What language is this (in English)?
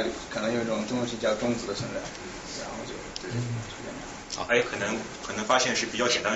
Chinese